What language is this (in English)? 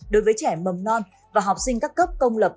Vietnamese